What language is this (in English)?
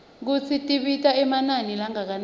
Swati